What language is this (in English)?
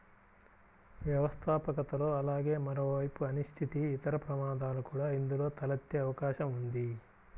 Telugu